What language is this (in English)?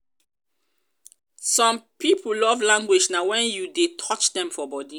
Nigerian Pidgin